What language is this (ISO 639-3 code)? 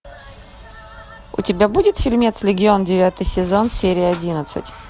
rus